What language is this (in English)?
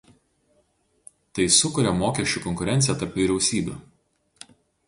Lithuanian